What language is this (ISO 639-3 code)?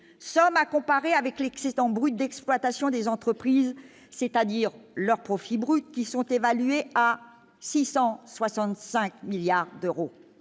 fra